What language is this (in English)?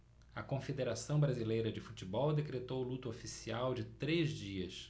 Portuguese